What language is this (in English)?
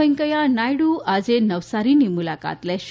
Gujarati